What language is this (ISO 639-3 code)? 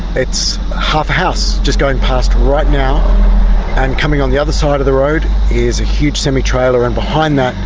eng